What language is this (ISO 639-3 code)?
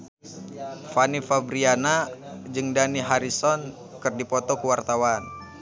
sun